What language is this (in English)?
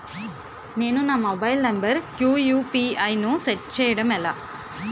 Telugu